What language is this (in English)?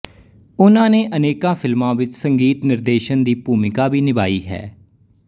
Punjabi